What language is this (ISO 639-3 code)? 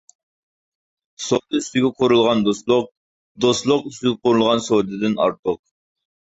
uig